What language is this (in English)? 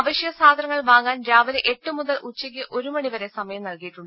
Malayalam